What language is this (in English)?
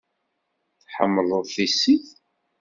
Kabyle